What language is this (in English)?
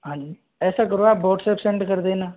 Hindi